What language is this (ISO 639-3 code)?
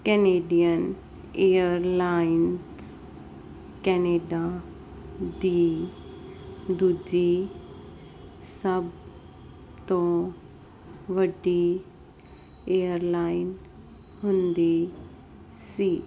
pan